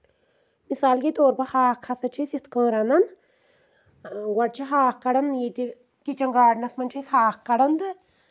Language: Kashmiri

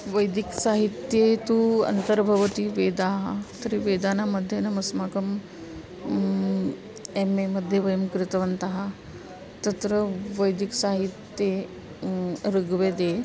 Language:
Sanskrit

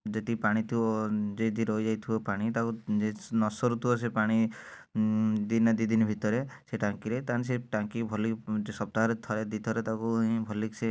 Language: Odia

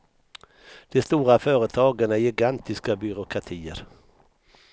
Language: Swedish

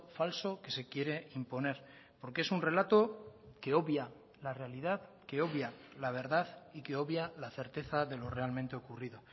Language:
Spanish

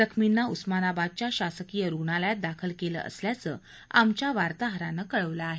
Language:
Marathi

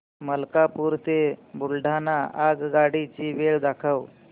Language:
Marathi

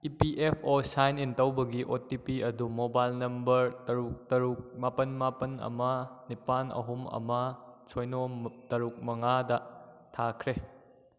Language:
Manipuri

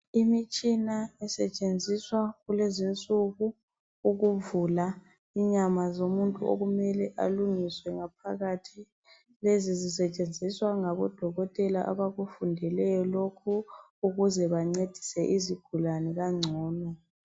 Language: North Ndebele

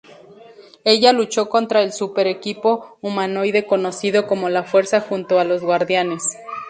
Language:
Spanish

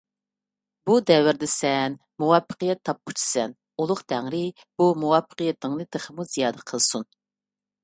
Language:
Uyghur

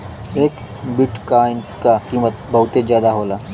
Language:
Bhojpuri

